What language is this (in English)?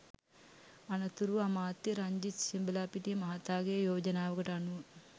Sinhala